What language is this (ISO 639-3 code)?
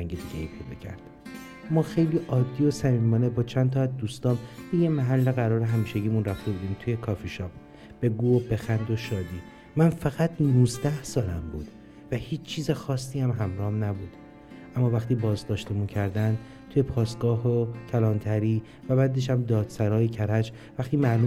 fas